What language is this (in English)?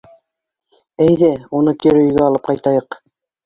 Bashkir